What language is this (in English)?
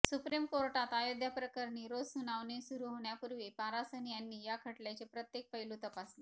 Marathi